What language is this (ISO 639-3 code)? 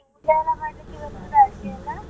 kan